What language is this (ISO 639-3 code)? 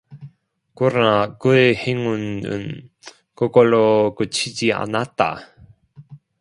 kor